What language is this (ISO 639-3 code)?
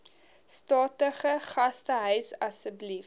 afr